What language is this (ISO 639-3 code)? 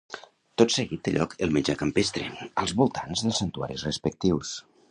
cat